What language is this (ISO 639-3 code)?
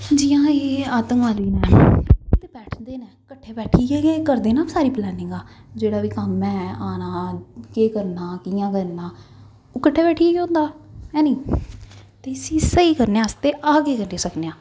doi